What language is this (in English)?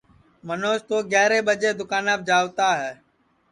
Sansi